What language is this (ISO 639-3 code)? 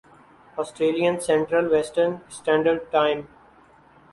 urd